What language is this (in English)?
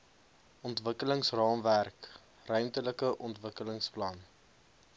Afrikaans